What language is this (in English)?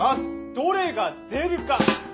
Japanese